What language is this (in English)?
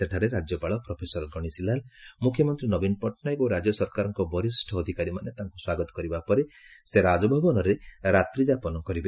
Odia